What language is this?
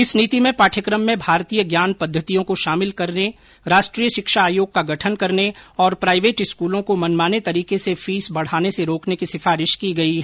Hindi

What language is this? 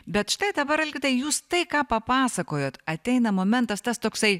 Lithuanian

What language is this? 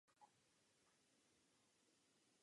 Czech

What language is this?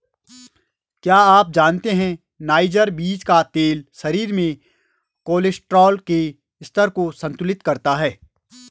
Hindi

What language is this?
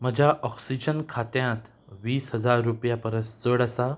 Konkani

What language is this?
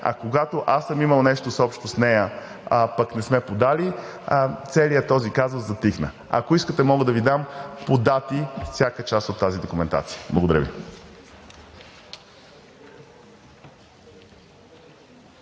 Bulgarian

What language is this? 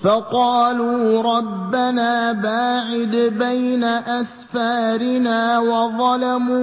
Arabic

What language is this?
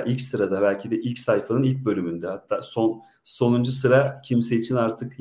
Turkish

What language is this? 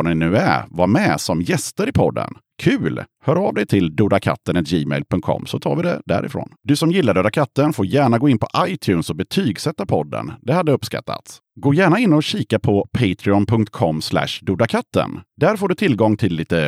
Swedish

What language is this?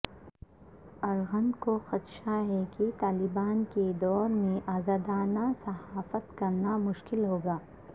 Urdu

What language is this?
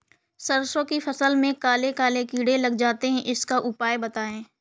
Hindi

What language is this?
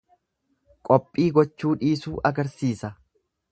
Oromo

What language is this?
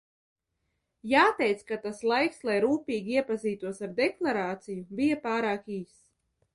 Latvian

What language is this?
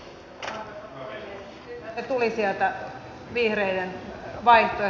Finnish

